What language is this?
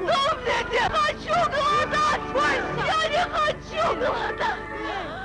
Russian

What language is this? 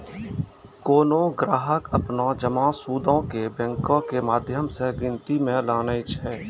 Maithili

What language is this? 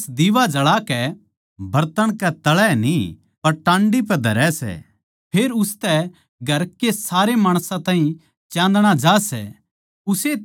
Haryanvi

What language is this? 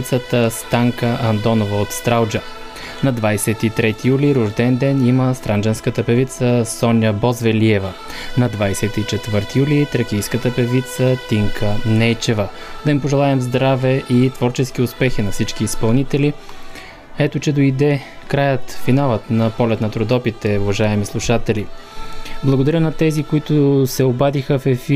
Bulgarian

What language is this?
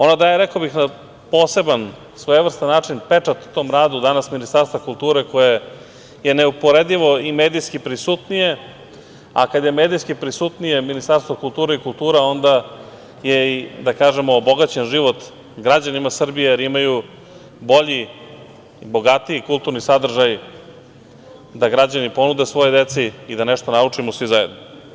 Serbian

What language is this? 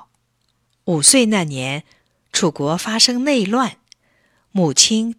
Chinese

